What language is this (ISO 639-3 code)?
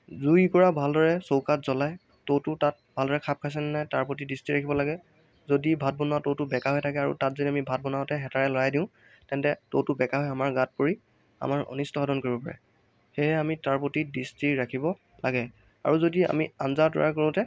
asm